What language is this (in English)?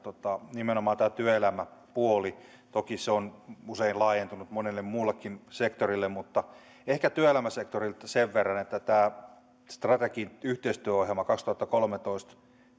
Finnish